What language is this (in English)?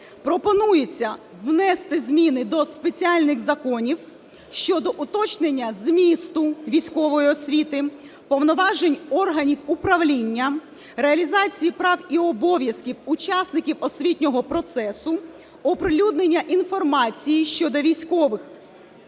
Ukrainian